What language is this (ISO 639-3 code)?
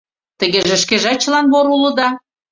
chm